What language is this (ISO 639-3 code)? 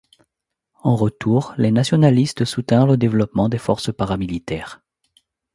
fra